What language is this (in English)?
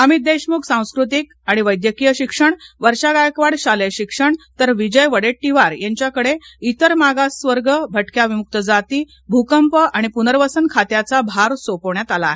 Marathi